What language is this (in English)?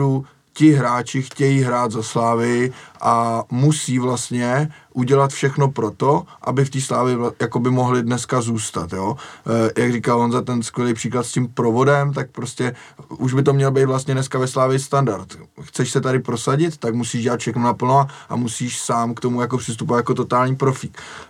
Czech